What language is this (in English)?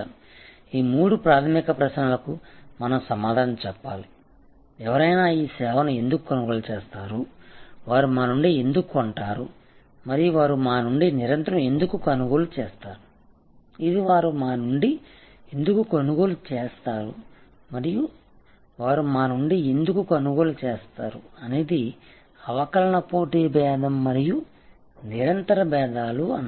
Telugu